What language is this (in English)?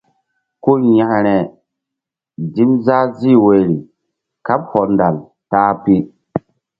Mbum